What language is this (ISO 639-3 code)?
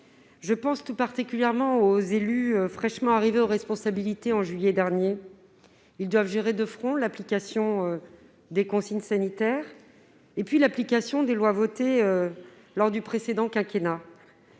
fra